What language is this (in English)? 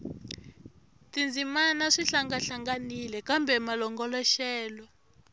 Tsonga